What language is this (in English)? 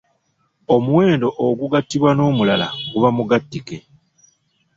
Ganda